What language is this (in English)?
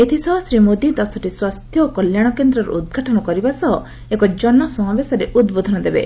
Odia